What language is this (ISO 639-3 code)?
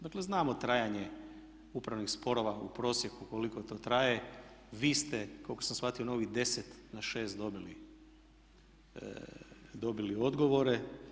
hrv